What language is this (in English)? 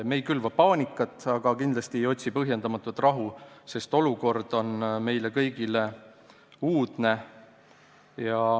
Estonian